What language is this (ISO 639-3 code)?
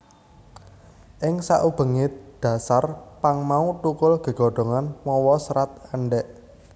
jav